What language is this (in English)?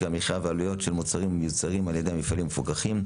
Hebrew